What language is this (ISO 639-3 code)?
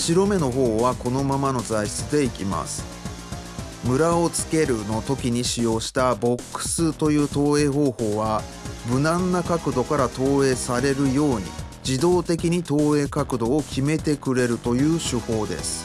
jpn